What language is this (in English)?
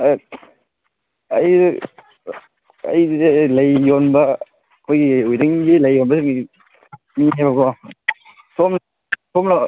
Manipuri